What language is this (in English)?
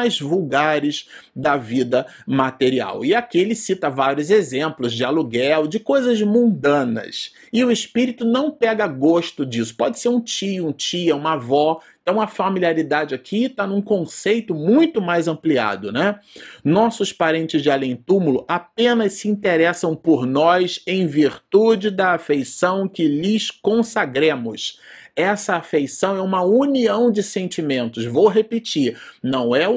Portuguese